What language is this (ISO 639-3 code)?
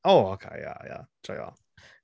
cym